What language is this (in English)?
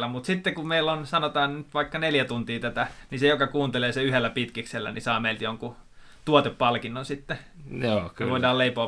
Finnish